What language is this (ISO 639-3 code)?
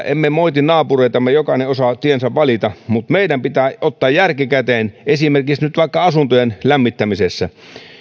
fin